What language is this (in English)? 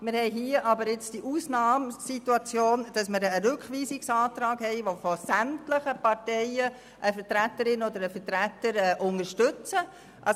Swiss German